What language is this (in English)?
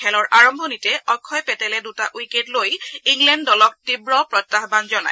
Assamese